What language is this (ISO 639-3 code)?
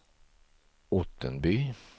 swe